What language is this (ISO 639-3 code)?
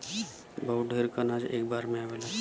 bho